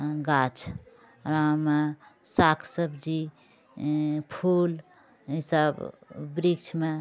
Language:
Maithili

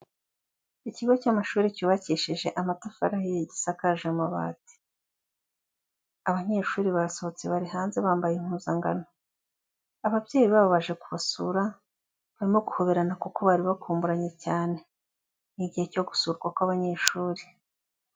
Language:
Kinyarwanda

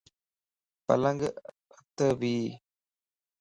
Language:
Lasi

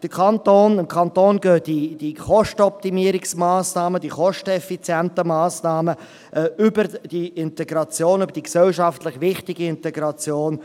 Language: Swiss German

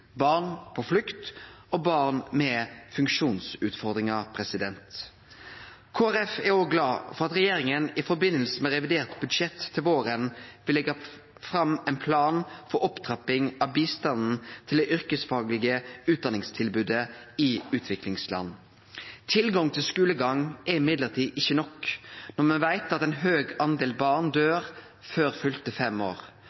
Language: Norwegian Nynorsk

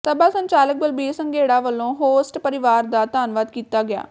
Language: Punjabi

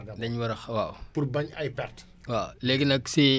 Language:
Wolof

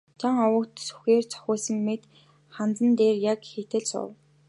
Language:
Mongolian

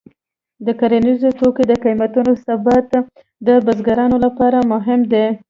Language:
Pashto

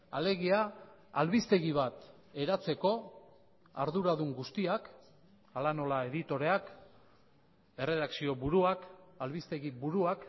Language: Basque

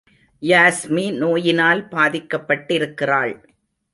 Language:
Tamil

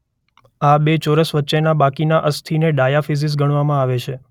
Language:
Gujarati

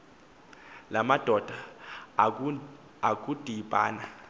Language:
Xhosa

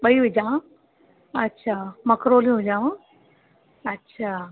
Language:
Sindhi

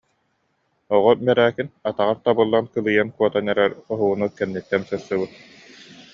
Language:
Yakut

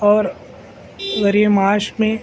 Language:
Urdu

